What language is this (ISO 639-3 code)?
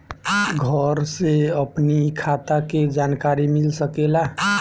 bho